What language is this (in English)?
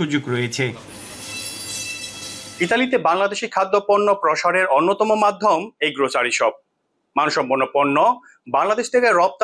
Bangla